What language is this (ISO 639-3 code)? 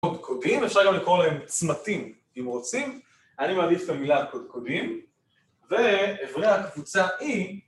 heb